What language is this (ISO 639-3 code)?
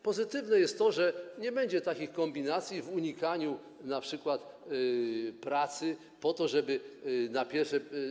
pol